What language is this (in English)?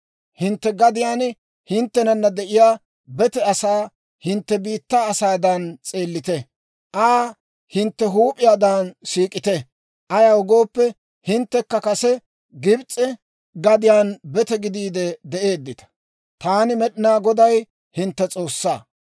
Dawro